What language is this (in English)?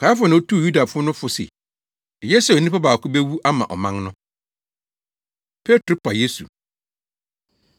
Akan